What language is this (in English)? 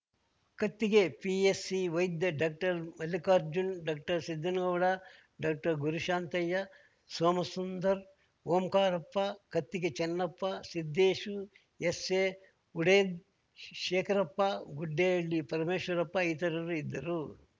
Kannada